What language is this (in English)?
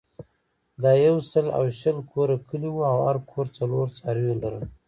Pashto